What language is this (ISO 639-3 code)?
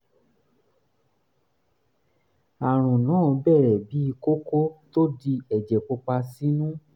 yor